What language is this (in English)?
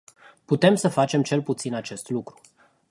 Romanian